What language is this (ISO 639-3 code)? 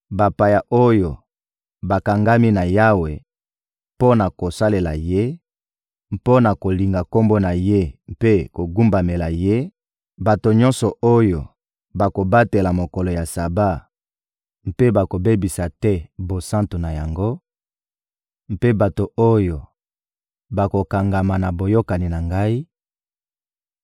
lin